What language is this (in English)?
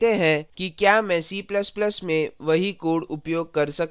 Hindi